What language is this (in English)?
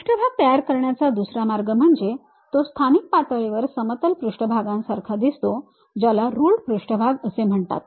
Marathi